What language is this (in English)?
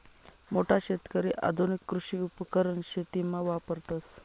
Marathi